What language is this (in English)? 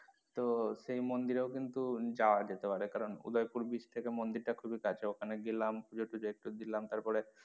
Bangla